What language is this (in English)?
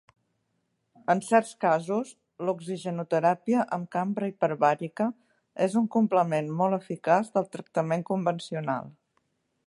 Catalan